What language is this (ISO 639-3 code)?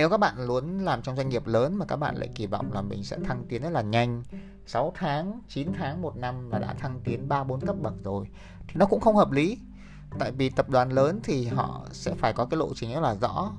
vie